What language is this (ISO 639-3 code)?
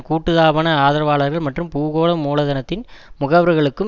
tam